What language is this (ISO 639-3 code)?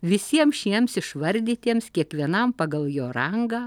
lit